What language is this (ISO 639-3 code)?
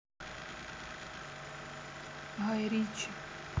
rus